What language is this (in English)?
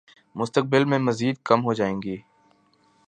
Urdu